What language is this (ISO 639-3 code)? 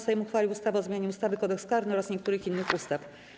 pol